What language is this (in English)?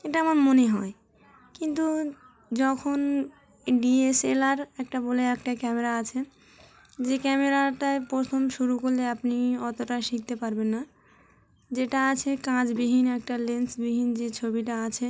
Bangla